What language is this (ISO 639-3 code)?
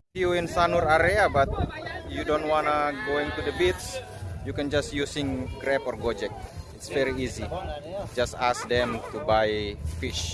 ind